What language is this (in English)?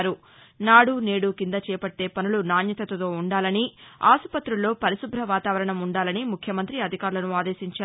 Telugu